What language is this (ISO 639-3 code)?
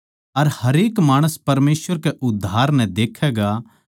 bgc